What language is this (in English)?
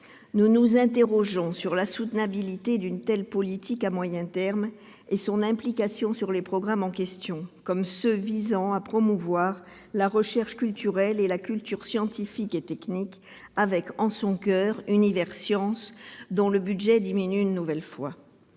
French